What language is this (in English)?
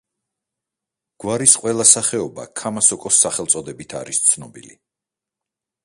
Georgian